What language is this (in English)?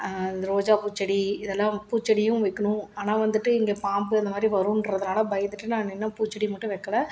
Tamil